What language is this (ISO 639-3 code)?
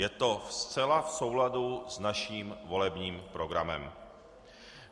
ces